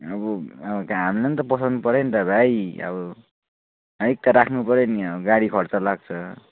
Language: Nepali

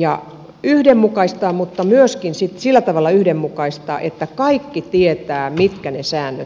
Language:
Finnish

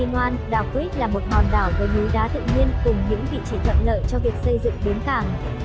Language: Vietnamese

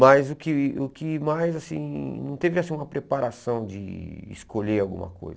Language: Portuguese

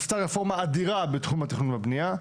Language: Hebrew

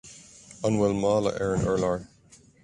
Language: Irish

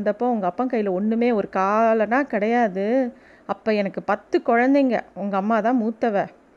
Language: Tamil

